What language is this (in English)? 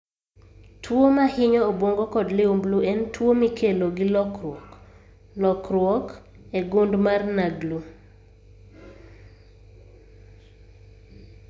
Luo (Kenya and Tanzania)